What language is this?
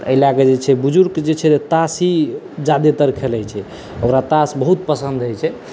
Maithili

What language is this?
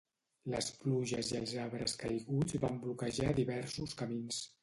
Catalan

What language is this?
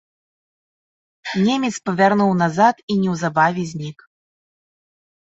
Belarusian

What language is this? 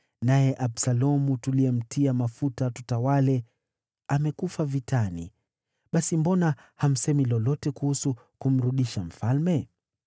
Swahili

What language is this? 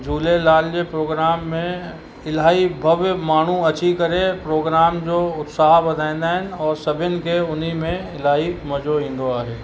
Sindhi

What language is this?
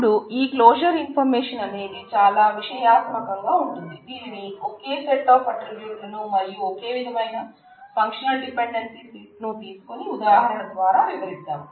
Telugu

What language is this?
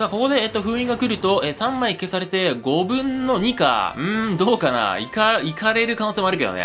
Japanese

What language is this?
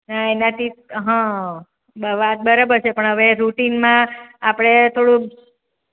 Gujarati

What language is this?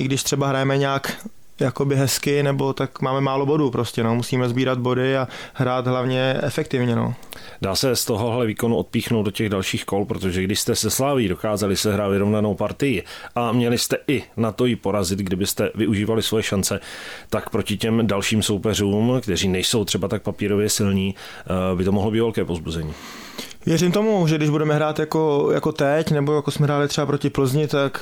Czech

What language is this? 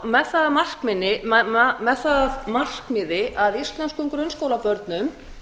Icelandic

